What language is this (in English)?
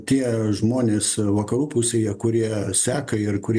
Lithuanian